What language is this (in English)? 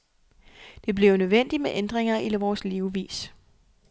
Danish